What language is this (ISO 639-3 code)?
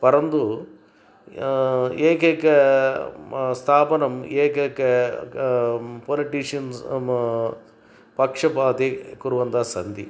san